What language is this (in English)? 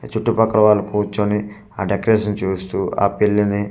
Telugu